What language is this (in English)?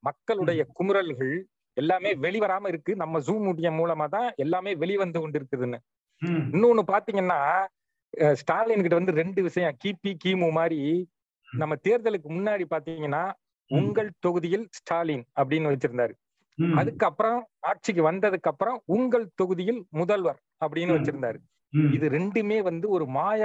Tamil